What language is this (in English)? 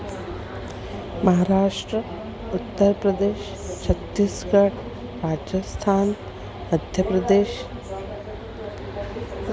Sanskrit